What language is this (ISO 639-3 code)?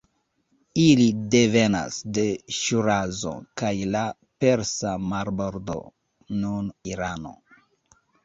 epo